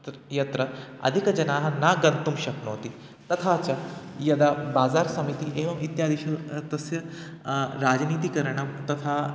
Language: Sanskrit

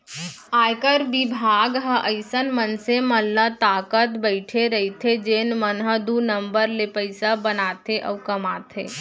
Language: Chhattisgarhi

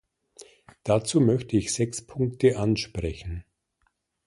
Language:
German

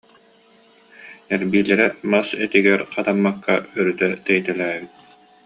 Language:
Yakut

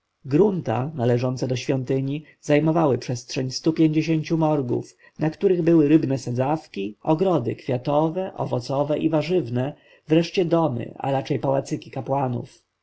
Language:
Polish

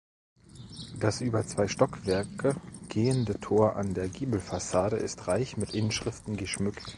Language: German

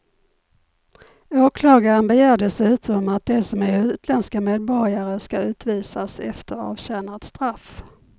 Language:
Swedish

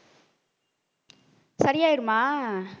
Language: Tamil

